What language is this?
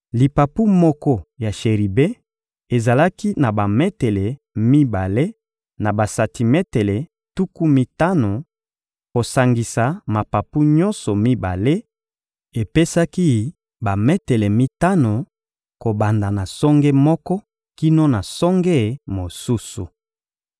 Lingala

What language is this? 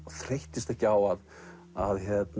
Icelandic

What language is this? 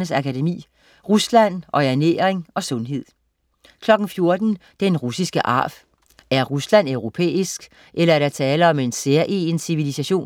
Danish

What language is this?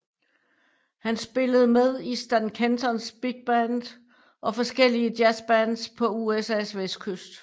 Danish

